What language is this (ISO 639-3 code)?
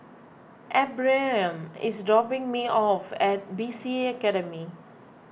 eng